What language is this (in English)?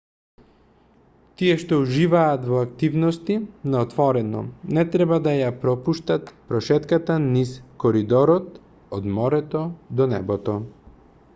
Macedonian